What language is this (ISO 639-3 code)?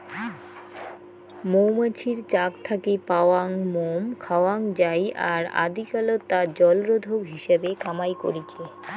ben